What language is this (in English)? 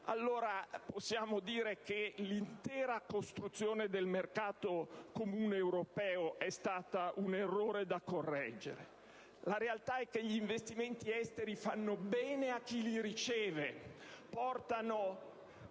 Italian